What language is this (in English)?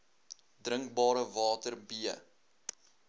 Afrikaans